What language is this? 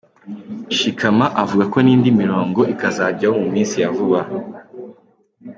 Kinyarwanda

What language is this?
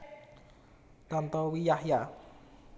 Javanese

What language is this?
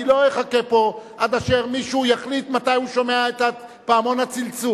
Hebrew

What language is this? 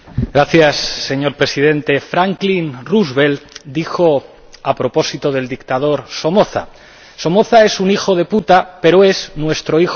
Spanish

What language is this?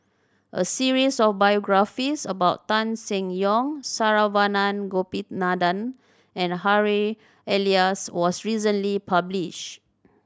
English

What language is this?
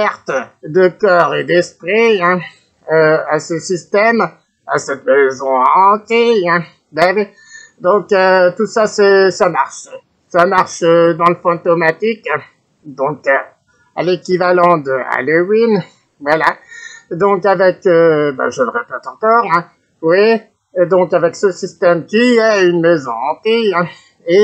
French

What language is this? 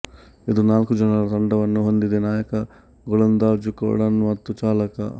Kannada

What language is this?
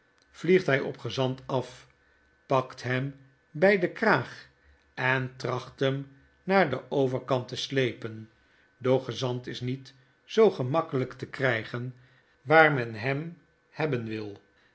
Dutch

